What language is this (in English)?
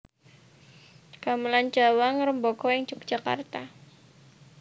Javanese